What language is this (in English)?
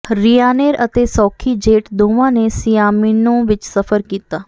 Punjabi